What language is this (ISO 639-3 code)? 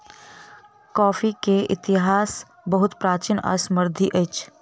mai